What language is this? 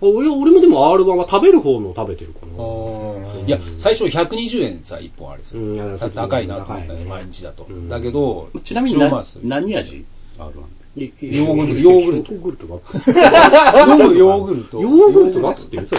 Japanese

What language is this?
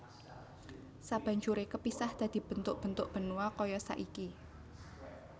Javanese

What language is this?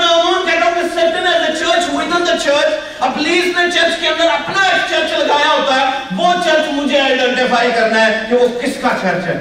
Urdu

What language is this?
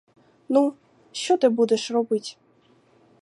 Ukrainian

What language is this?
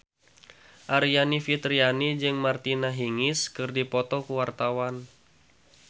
Sundanese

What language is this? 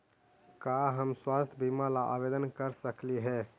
Magahi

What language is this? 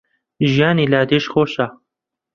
Central Kurdish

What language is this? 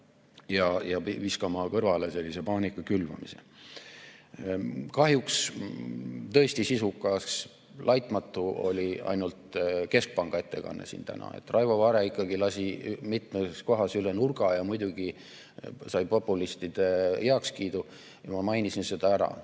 Estonian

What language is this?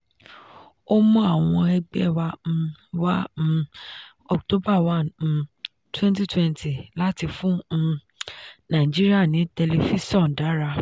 Yoruba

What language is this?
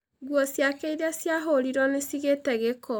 Kikuyu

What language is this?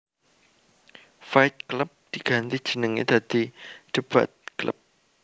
Javanese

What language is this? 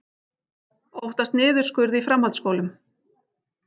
Icelandic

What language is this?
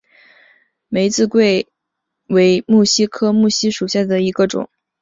Chinese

